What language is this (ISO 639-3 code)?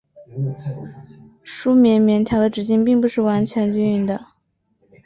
zho